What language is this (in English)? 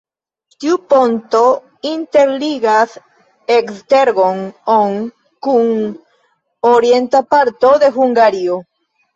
Esperanto